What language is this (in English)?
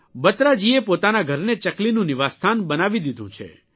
Gujarati